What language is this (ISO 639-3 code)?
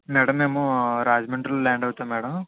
tel